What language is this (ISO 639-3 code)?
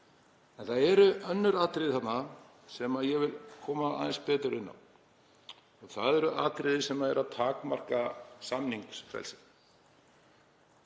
isl